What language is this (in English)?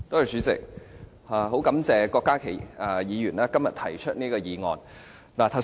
Cantonese